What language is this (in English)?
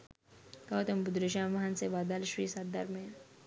Sinhala